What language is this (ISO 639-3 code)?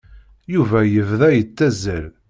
kab